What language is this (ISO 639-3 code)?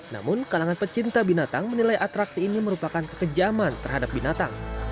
ind